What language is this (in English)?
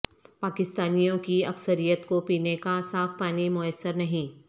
Urdu